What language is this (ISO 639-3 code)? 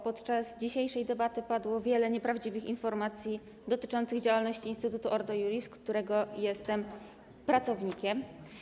pol